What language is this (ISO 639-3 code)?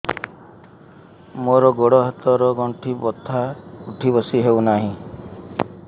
ori